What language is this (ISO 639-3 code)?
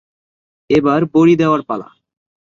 ben